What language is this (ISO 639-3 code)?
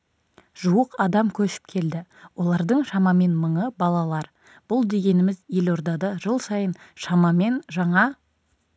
kaz